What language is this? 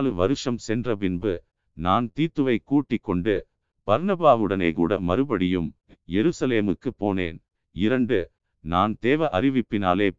Tamil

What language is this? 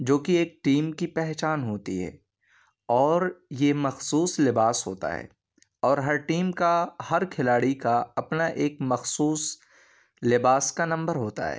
Urdu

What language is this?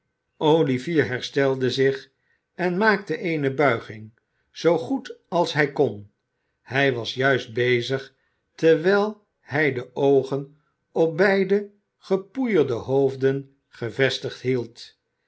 Dutch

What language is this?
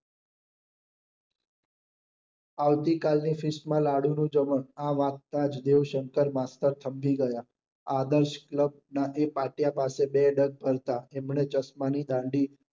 Gujarati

